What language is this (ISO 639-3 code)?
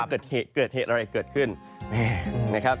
tha